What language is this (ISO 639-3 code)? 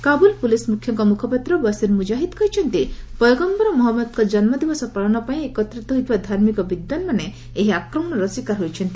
ori